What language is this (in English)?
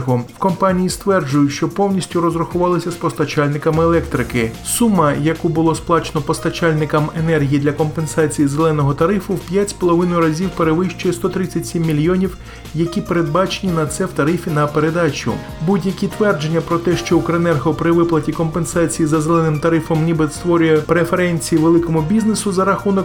Ukrainian